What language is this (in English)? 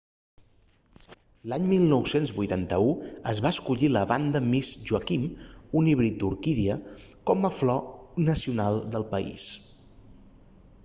Catalan